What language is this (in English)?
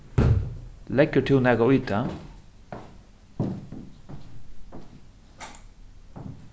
Faroese